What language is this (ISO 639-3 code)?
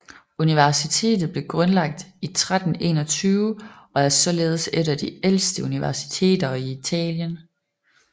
dan